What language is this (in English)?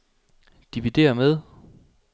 Danish